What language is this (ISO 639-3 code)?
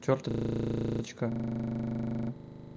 rus